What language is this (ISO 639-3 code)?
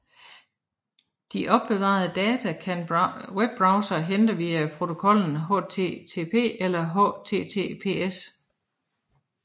dan